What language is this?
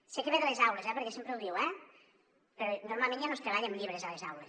Catalan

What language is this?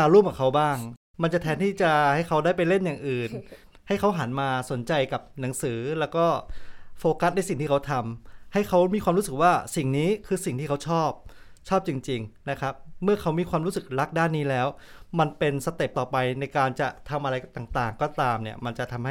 Thai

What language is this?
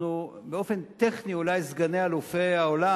Hebrew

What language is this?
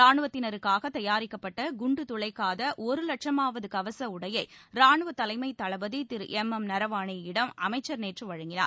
Tamil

